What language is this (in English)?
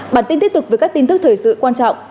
Vietnamese